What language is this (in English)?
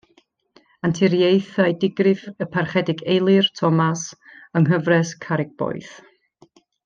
Welsh